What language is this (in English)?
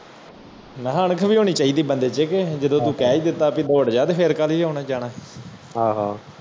Punjabi